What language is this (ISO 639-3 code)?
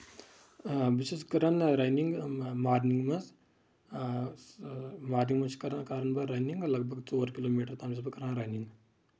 kas